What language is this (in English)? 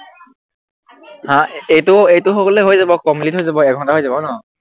Assamese